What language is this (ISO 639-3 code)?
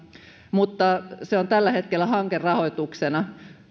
fin